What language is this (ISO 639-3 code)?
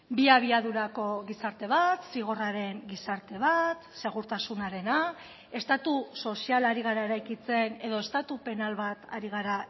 eus